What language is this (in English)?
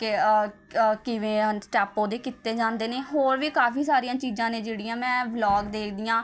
Punjabi